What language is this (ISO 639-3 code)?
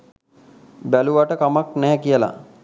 sin